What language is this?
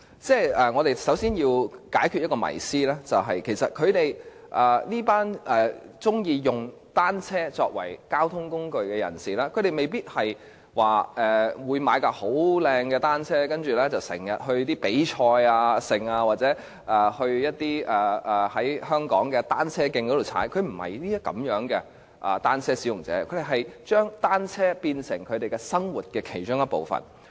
Cantonese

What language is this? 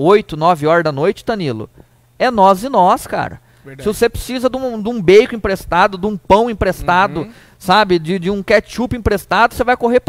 Portuguese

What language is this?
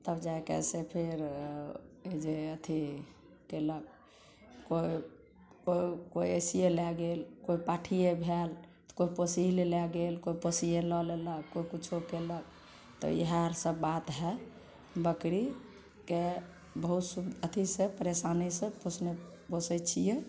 Maithili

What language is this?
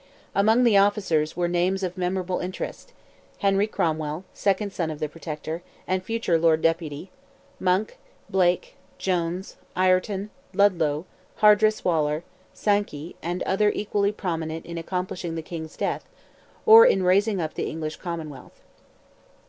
English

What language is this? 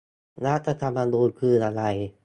Thai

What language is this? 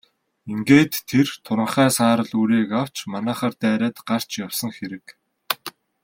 Mongolian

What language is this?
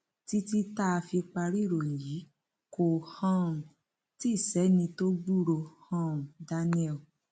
Yoruba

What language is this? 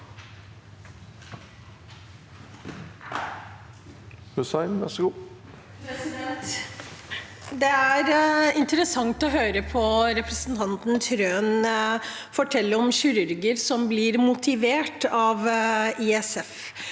Norwegian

